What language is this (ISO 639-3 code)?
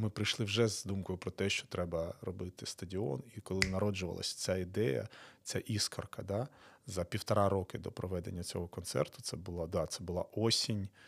ukr